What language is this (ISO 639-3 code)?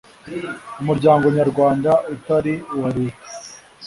kin